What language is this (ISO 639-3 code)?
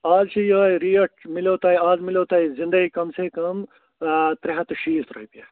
kas